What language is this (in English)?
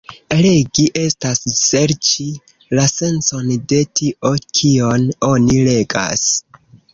Esperanto